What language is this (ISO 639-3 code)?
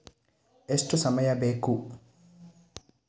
kan